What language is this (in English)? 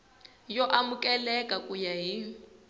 Tsonga